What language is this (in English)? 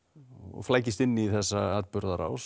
Icelandic